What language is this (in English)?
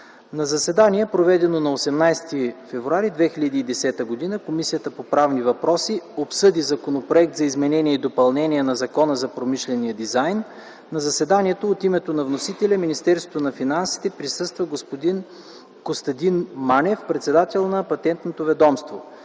Bulgarian